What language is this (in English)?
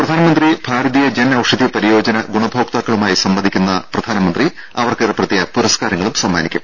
Malayalam